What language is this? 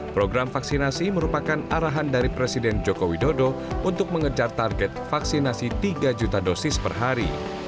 Indonesian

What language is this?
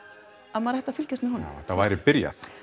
Icelandic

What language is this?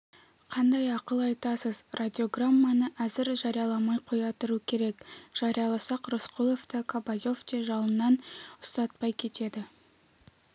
Kazakh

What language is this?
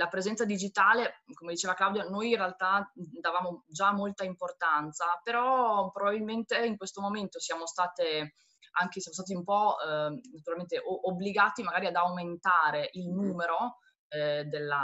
Italian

